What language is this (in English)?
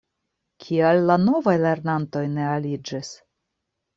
Esperanto